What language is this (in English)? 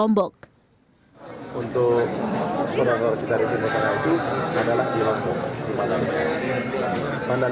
Indonesian